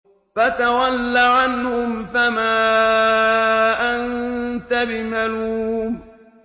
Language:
Arabic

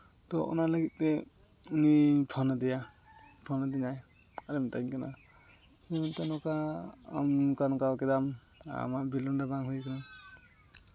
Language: Santali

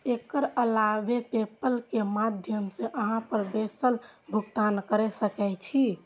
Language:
Maithili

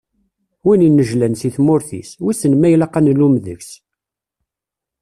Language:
Kabyle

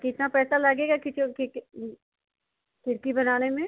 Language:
Hindi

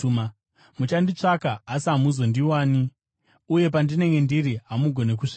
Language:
Shona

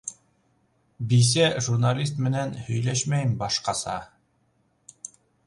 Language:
Bashkir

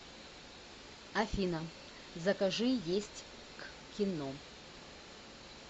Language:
Russian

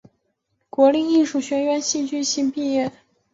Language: Chinese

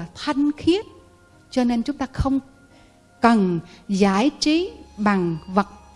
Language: Vietnamese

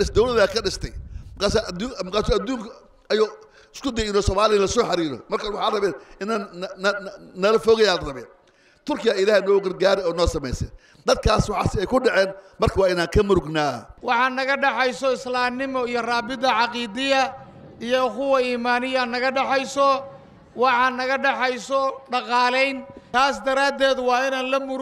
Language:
Arabic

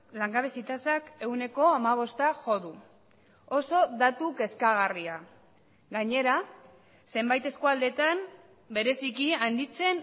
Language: Basque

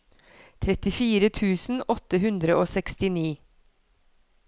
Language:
Norwegian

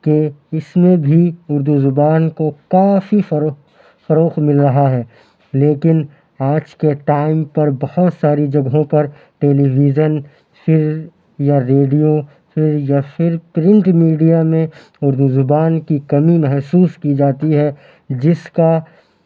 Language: Urdu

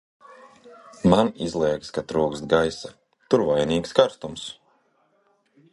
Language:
Latvian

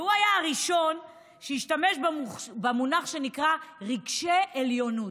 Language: Hebrew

